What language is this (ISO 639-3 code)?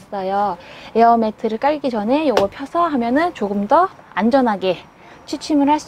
kor